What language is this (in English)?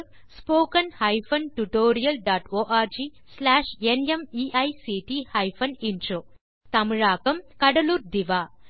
Tamil